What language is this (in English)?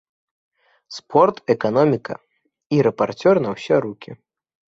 Belarusian